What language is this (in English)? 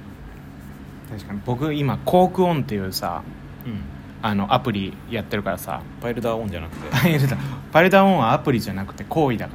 Japanese